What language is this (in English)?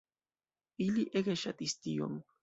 Esperanto